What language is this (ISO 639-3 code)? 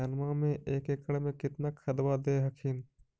mag